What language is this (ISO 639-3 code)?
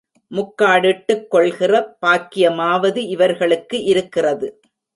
tam